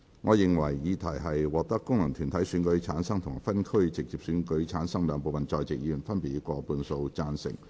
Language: Cantonese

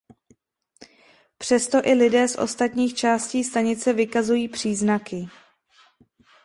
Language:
Czech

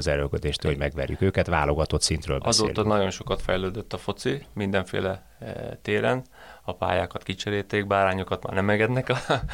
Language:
Hungarian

